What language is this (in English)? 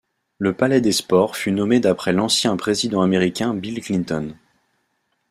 French